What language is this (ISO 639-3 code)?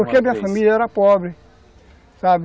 por